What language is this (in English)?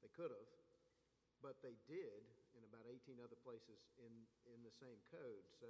English